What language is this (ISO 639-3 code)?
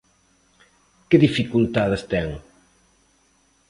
glg